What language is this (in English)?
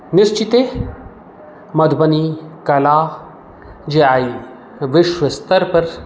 Maithili